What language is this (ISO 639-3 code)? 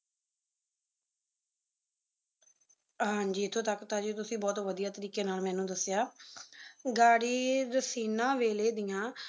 pan